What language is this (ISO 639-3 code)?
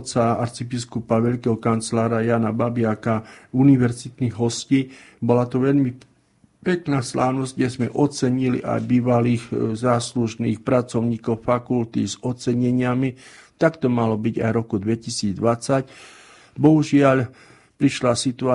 slk